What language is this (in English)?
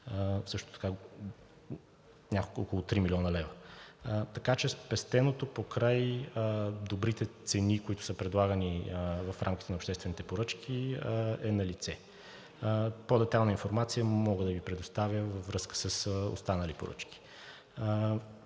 Bulgarian